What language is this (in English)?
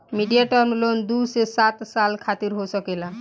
Bhojpuri